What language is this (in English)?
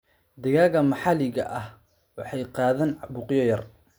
Somali